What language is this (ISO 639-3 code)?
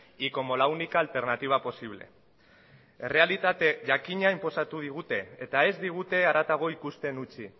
eus